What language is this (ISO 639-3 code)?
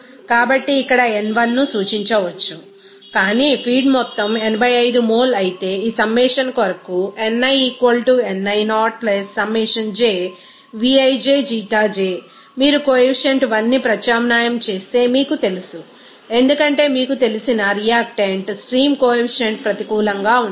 tel